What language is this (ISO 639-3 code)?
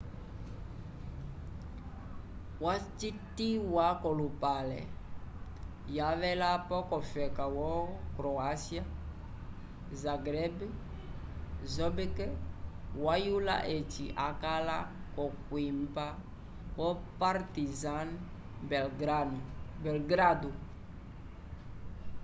umb